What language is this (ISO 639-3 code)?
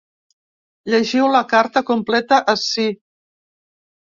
cat